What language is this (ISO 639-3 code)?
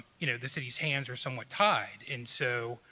eng